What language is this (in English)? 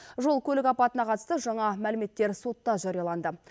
Kazakh